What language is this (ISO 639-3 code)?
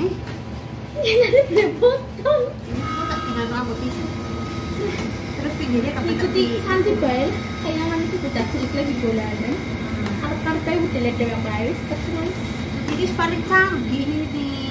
ind